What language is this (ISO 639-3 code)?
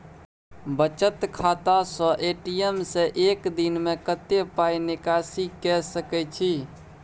mai